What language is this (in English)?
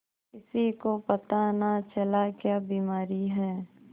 Hindi